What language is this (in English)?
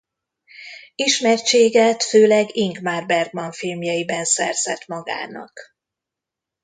Hungarian